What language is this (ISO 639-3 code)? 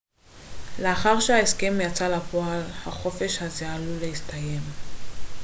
heb